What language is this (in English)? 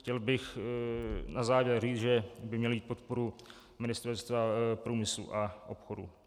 Czech